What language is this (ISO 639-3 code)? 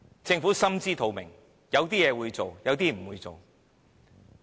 yue